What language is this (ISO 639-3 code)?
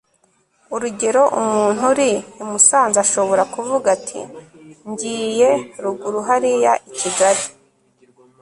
kin